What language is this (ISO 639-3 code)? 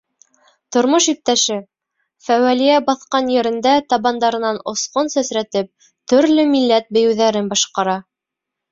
bak